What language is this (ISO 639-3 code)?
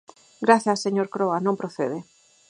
glg